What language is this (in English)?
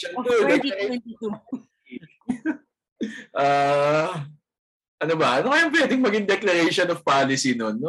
Filipino